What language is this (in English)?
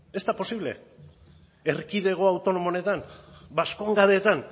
Basque